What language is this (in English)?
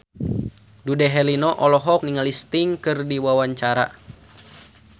Sundanese